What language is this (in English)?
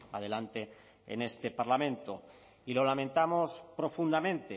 Spanish